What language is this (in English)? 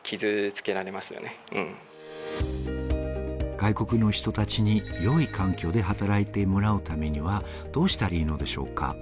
Japanese